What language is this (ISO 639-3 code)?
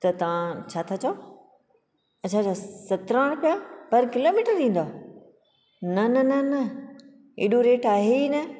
snd